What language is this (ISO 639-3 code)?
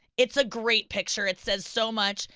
eng